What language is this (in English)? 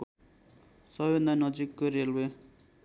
Nepali